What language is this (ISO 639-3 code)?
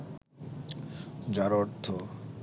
ben